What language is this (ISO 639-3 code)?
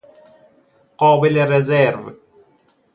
fas